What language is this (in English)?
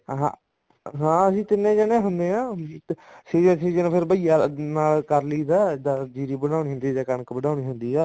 Punjabi